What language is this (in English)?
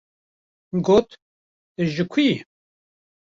Kurdish